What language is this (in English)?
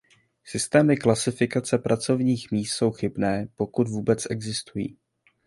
Czech